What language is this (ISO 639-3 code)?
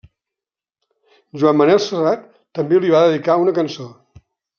cat